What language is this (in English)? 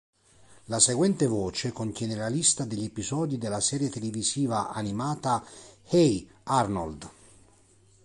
Italian